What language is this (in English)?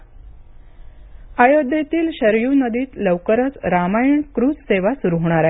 Marathi